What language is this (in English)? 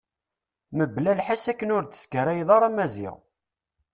Kabyle